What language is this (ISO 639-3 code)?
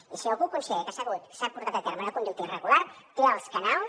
cat